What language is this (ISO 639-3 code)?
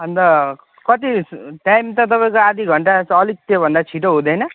nep